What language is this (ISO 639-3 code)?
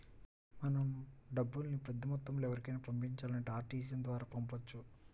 tel